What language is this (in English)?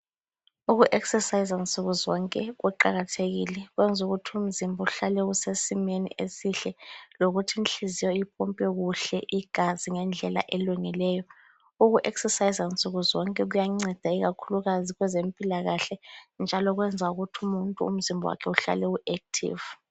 North Ndebele